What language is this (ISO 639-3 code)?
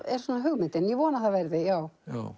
isl